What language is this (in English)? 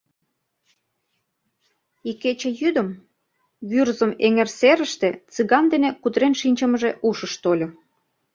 Mari